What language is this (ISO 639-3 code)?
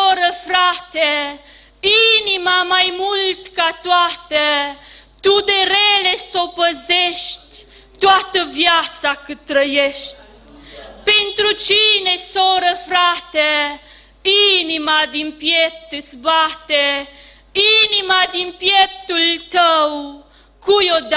ron